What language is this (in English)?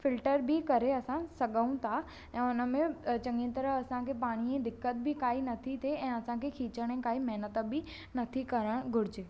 Sindhi